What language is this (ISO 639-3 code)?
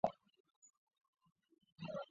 zho